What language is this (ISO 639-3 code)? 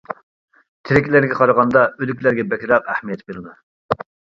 uig